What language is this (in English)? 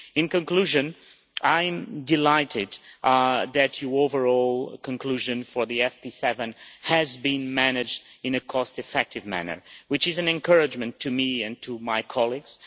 English